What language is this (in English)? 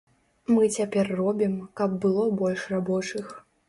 Belarusian